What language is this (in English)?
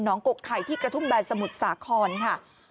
Thai